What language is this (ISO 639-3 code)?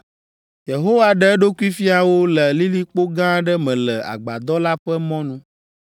ewe